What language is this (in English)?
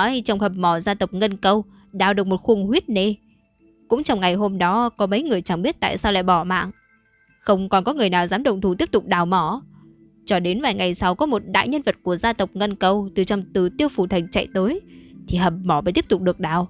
Vietnamese